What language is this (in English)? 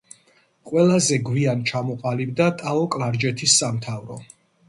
Georgian